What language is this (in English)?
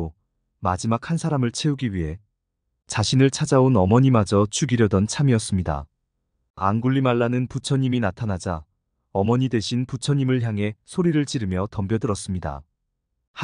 Korean